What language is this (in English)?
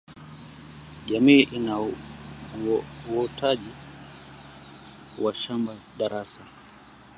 Swahili